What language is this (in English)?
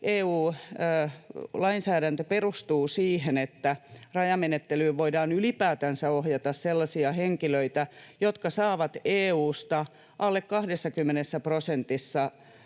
Finnish